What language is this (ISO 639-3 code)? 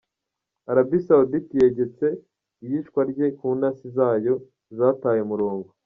kin